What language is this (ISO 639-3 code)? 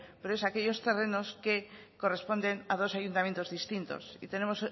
spa